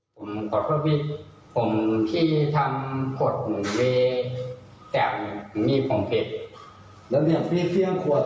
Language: Thai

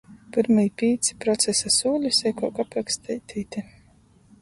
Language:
Latgalian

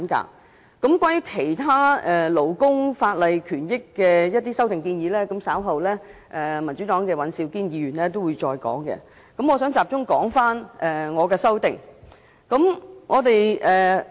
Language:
Cantonese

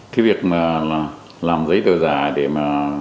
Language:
Vietnamese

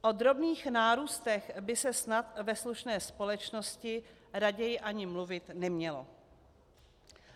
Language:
Czech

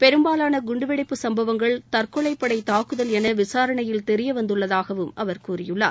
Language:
Tamil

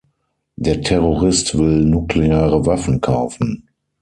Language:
German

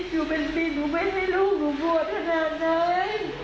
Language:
Thai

